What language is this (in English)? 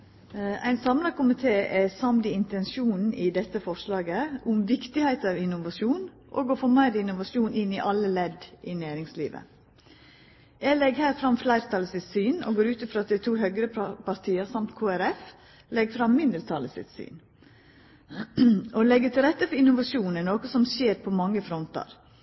Norwegian Nynorsk